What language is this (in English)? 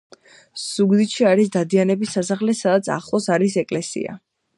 Georgian